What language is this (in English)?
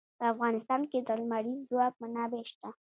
Pashto